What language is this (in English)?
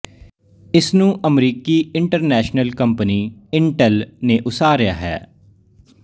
Punjabi